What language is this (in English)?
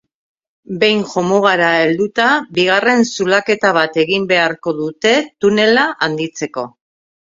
Basque